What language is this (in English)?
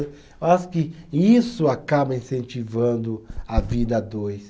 Portuguese